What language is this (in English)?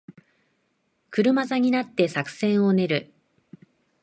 Japanese